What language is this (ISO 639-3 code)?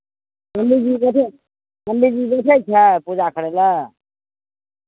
mai